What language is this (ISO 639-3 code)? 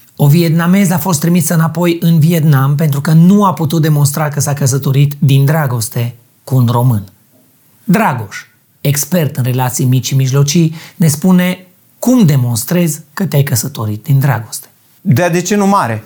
ron